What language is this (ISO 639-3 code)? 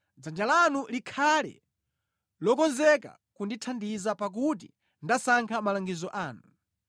nya